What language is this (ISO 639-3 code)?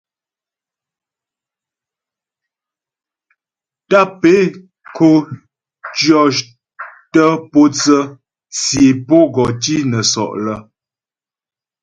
bbj